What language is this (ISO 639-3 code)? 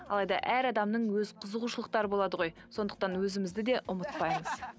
kaz